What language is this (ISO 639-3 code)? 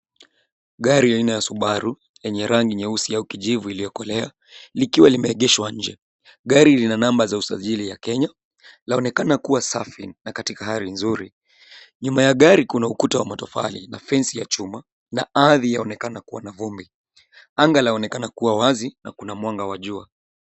swa